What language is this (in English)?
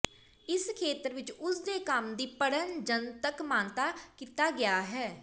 Punjabi